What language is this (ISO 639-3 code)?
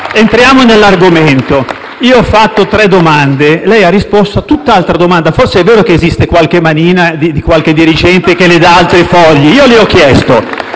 ita